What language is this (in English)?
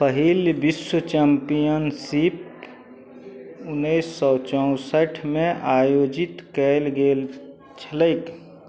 Maithili